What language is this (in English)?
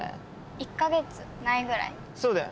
Japanese